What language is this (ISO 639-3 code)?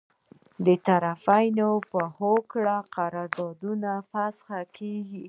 pus